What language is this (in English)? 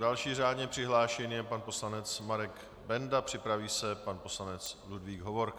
Czech